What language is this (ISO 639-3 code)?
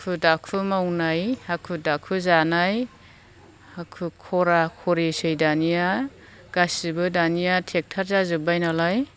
brx